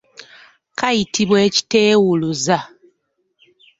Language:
Ganda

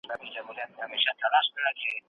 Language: Pashto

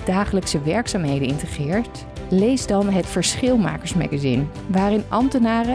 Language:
Dutch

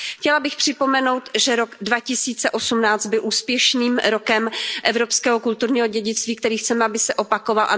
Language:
Czech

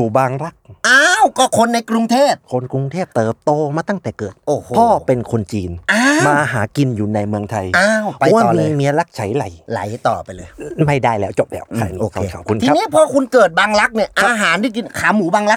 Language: Thai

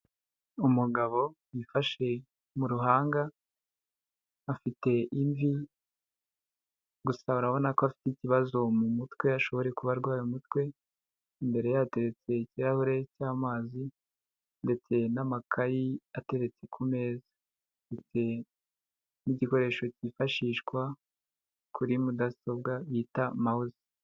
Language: Kinyarwanda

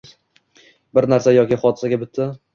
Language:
Uzbek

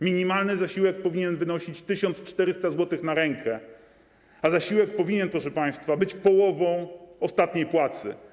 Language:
Polish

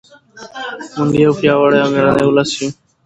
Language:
Pashto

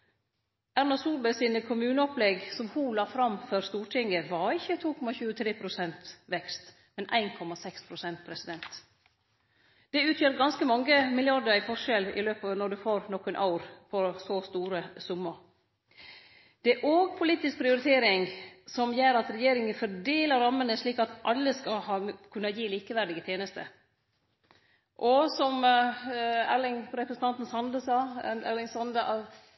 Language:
Norwegian Nynorsk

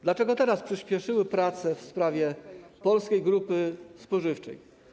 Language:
Polish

